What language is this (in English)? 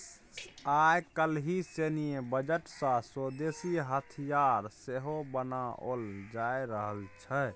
Maithili